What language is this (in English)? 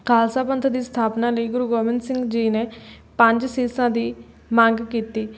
Punjabi